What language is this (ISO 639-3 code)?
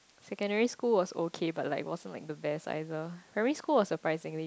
eng